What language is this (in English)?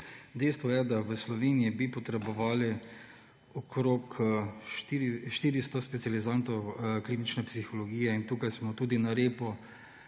Slovenian